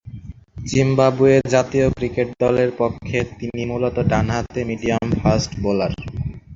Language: Bangla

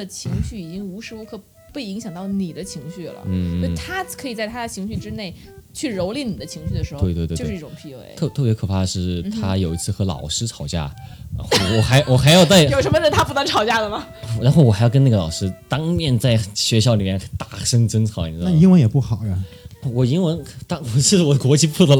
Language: Chinese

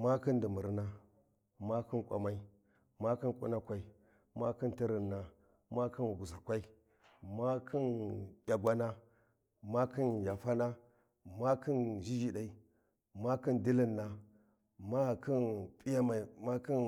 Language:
Warji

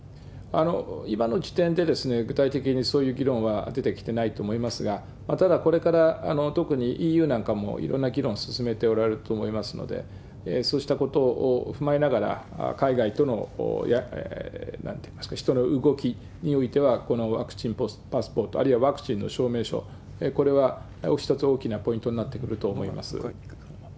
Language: Japanese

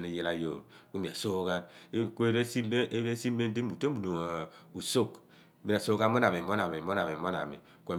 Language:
Abua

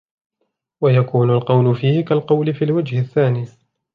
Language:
Arabic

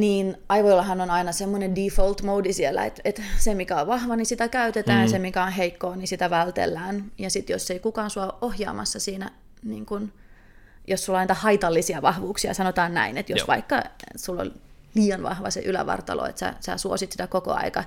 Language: Finnish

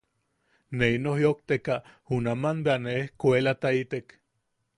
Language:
Yaqui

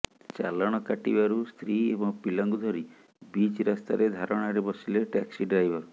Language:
Odia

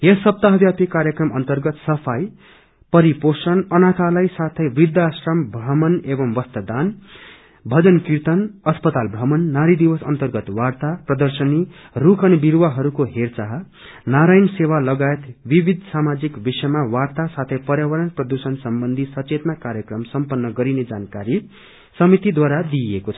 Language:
Nepali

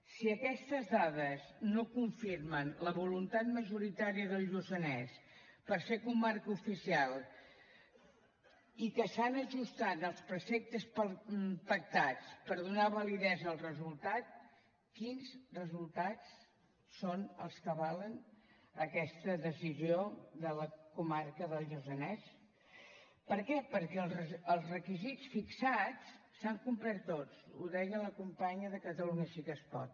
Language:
Catalan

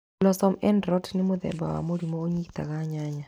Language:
Kikuyu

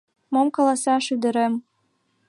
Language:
Mari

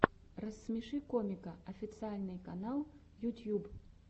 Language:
Russian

